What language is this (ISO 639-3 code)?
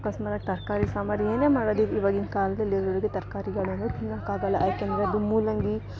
kan